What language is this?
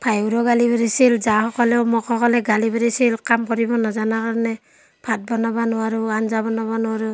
Assamese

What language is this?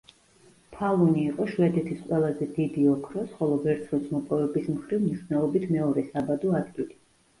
Georgian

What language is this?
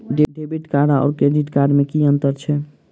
Maithili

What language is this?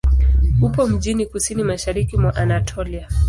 Swahili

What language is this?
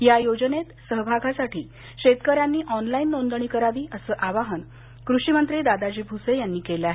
Marathi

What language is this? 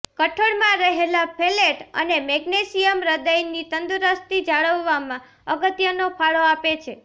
Gujarati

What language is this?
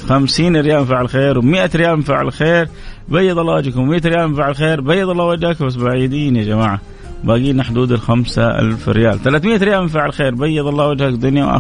Arabic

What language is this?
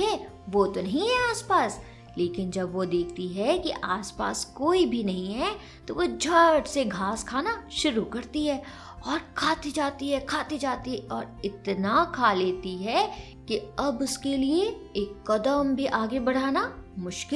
Hindi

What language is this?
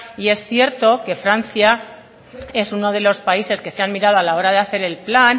Spanish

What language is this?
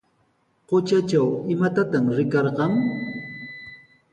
Sihuas Ancash Quechua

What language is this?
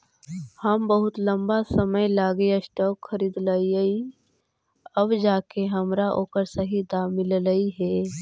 Magahi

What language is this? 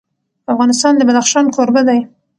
Pashto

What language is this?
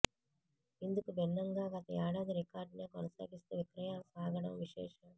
Telugu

